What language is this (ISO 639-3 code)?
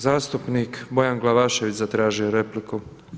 hrv